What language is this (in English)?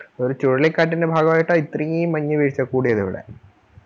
Malayalam